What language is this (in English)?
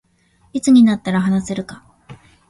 Japanese